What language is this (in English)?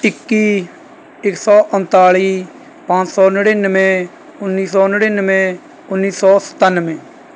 Punjabi